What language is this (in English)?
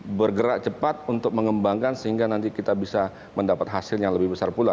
Indonesian